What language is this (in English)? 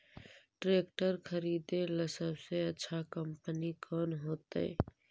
Magahi